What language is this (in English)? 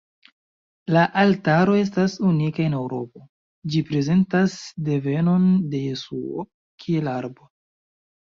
Esperanto